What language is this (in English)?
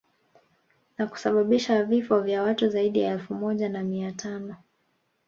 Swahili